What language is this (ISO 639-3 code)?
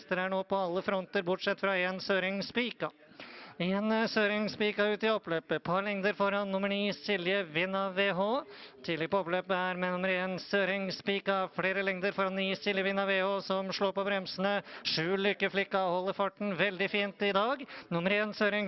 nor